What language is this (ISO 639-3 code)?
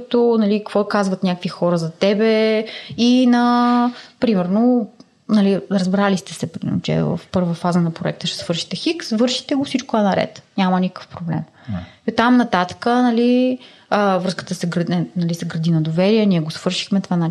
bul